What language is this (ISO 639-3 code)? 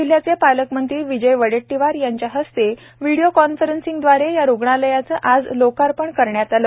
mar